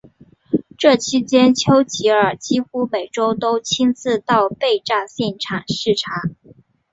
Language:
Chinese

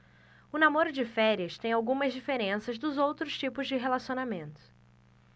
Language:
Portuguese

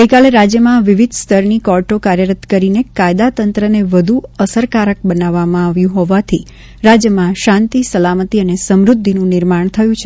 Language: Gujarati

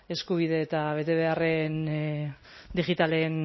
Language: Basque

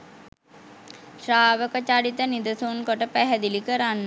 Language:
Sinhala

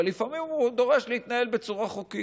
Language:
Hebrew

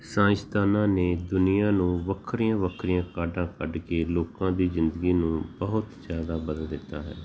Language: Punjabi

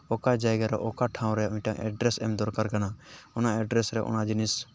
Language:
Santali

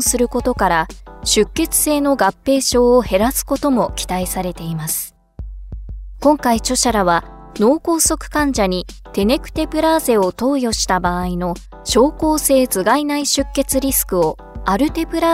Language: Japanese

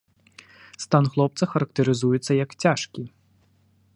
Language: Belarusian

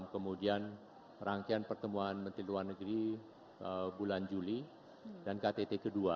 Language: Indonesian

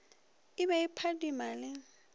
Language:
Northern Sotho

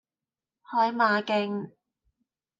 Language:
Cantonese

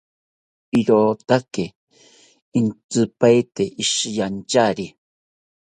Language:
South Ucayali Ashéninka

